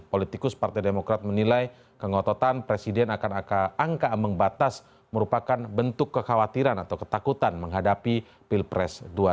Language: Indonesian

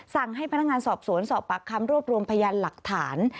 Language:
Thai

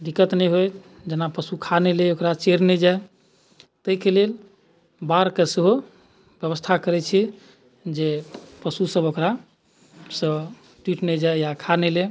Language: Maithili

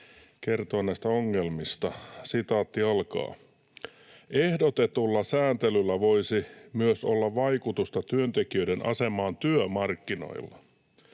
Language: Finnish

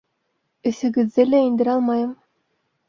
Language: Bashkir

